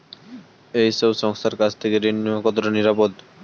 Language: Bangla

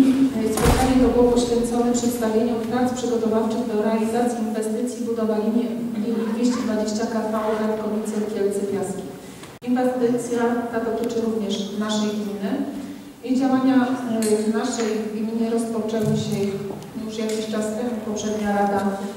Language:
Polish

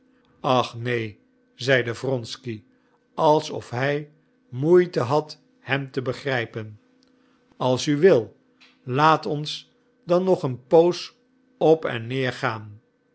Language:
Dutch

